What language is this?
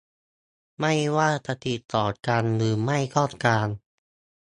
Thai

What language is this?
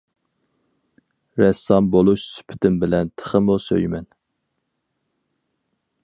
Uyghur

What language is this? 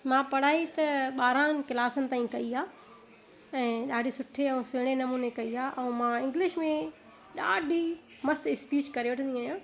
Sindhi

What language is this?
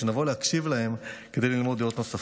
Hebrew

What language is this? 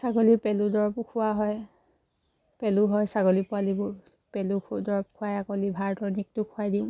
Assamese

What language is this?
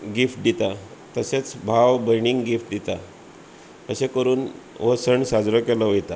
Konkani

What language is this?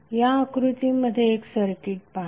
Marathi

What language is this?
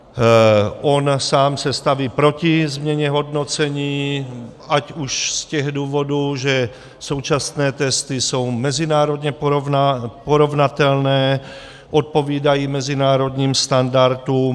Czech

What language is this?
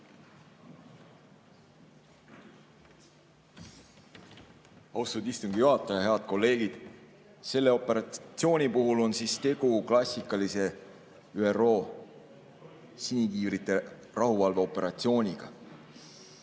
Estonian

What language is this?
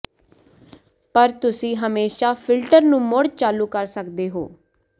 Punjabi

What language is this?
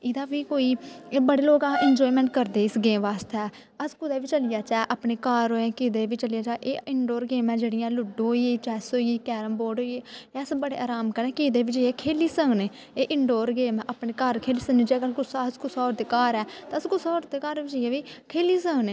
Dogri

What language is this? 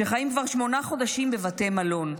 Hebrew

